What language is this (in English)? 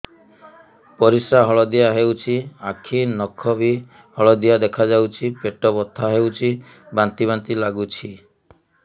Odia